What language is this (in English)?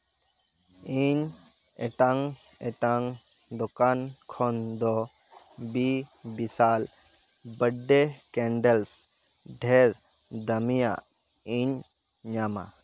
Santali